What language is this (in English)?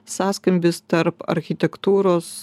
Lithuanian